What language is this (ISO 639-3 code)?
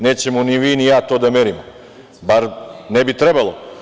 srp